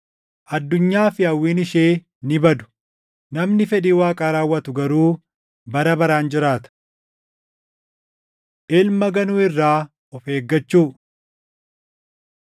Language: Oromo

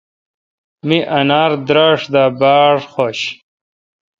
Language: Kalkoti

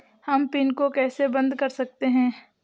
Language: Hindi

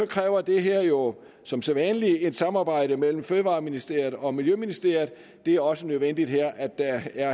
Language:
Danish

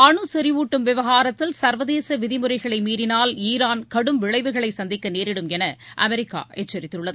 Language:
Tamil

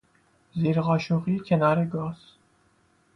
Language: Persian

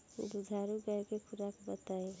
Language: Bhojpuri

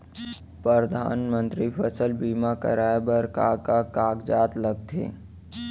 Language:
Chhattisgarhi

